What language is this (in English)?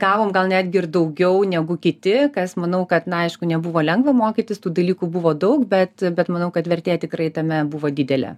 Lithuanian